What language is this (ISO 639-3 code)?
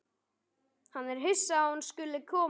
isl